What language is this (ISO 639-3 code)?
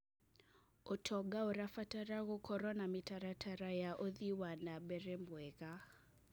kik